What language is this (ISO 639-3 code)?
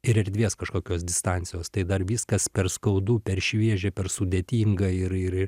lit